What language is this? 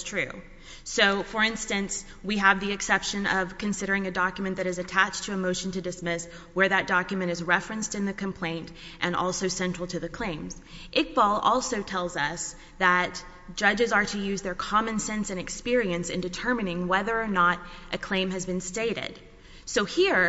English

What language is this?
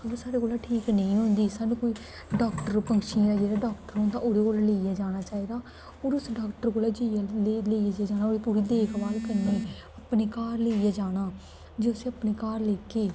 Dogri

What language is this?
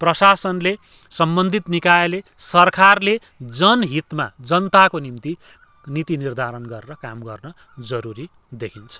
Nepali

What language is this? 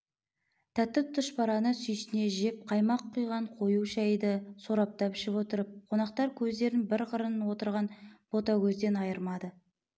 Kazakh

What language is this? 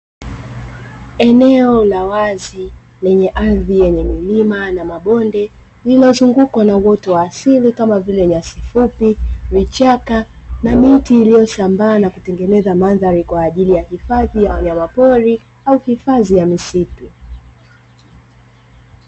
Swahili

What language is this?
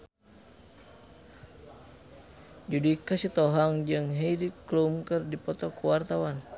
Sundanese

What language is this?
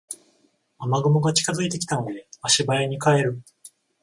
Japanese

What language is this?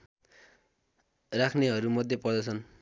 Nepali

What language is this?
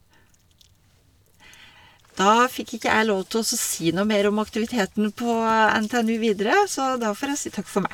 Norwegian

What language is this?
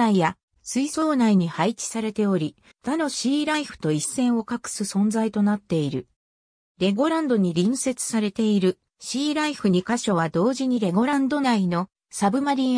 Japanese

